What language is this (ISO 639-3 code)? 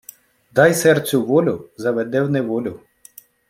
ukr